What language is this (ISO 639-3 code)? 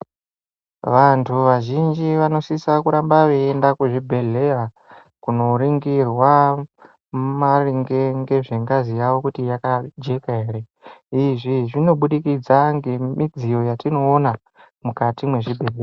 ndc